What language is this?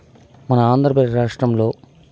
Telugu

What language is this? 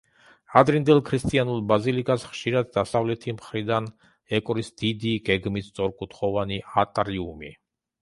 Georgian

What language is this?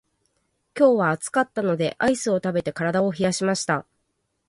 Japanese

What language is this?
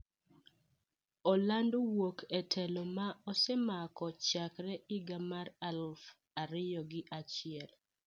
Luo (Kenya and Tanzania)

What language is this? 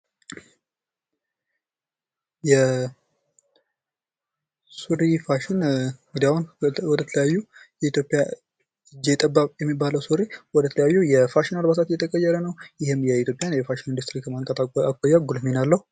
Amharic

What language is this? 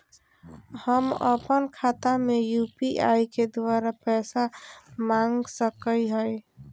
Magahi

